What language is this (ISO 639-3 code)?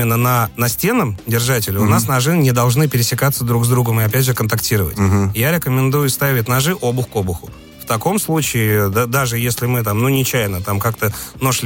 rus